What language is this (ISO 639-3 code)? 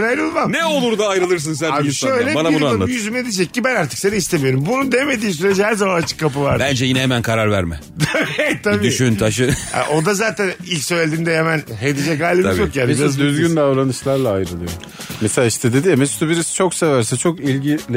tur